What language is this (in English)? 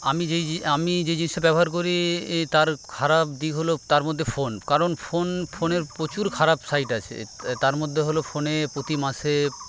Bangla